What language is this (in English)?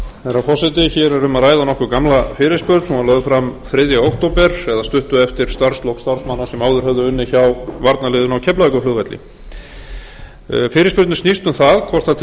Icelandic